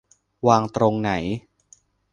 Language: Thai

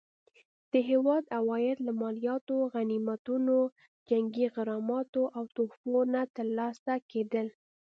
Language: Pashto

